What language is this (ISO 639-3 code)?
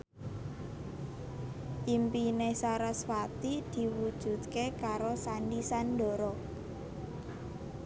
jav